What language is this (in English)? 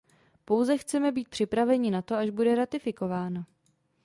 Czech